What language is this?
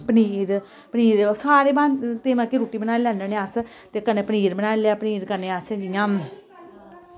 Dogri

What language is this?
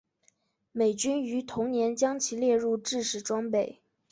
Chinese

